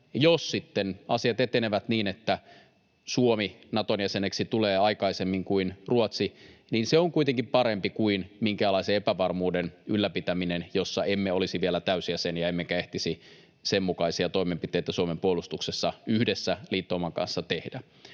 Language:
Finnish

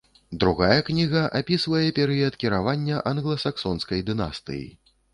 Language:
Belarusian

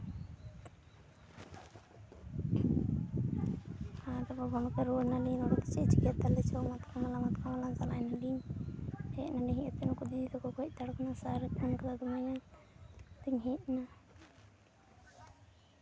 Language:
Santali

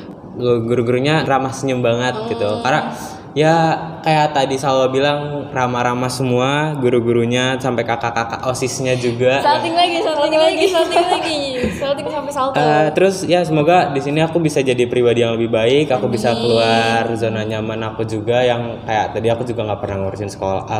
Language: Indonesian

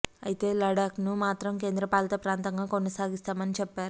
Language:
Telugu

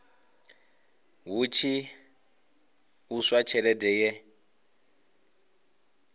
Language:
Venda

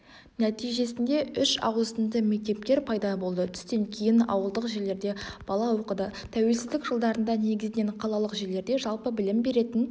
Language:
Kazakh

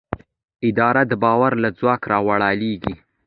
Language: Pashto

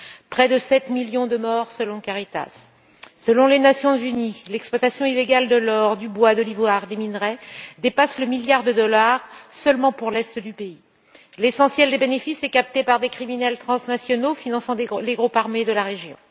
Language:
French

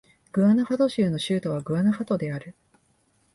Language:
Japanese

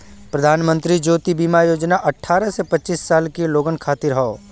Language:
Bhojpuri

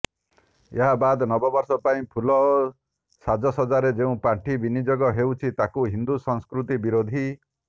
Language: Odia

